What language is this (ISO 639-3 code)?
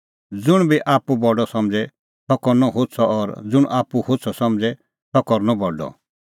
kfx